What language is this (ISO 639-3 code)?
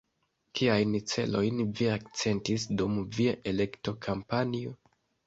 epo